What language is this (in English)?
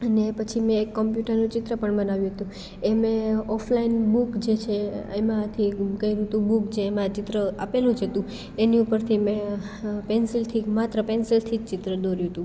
Gujarati